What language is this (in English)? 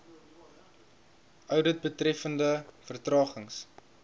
Afrikaans